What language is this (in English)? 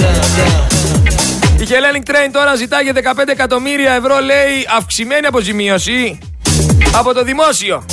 Greek